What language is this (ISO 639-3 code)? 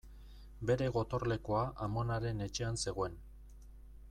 eus